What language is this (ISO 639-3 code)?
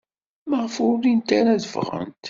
kab